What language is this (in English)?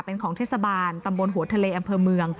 Thai